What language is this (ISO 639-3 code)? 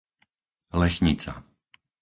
slk